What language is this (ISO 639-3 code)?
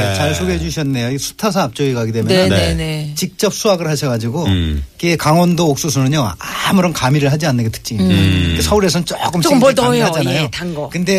kor